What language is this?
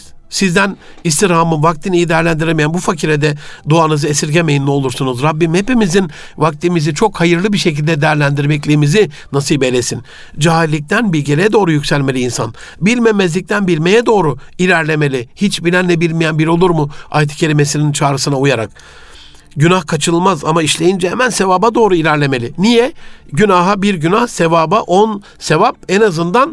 Turkish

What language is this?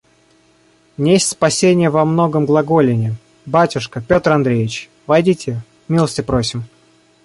Russian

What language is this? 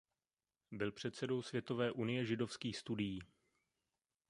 Czech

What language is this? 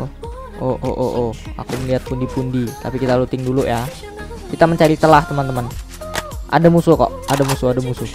Indonesian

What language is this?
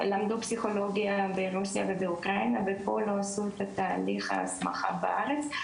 Hebrew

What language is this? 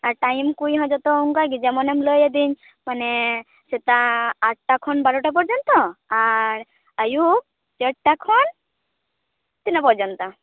Santali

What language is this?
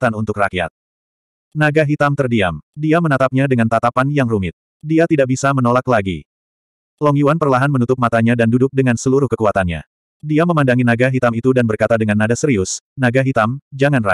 Indonesian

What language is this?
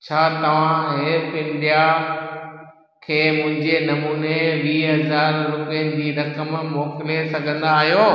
Sindhi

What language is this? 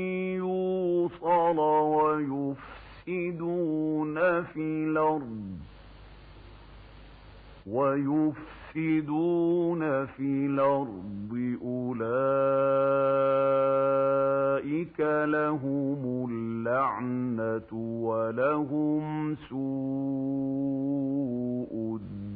Arabic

